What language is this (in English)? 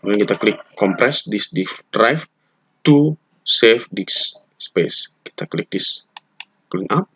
Indonesian